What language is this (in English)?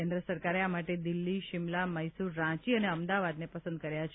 Gujarati